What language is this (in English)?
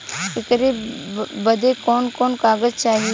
Bhojpuri